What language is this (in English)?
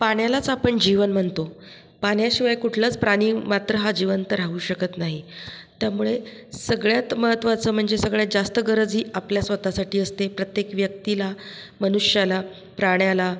Marathi